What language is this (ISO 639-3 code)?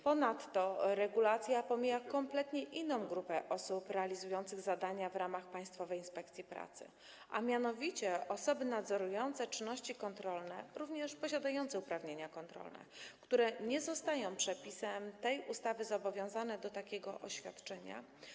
pol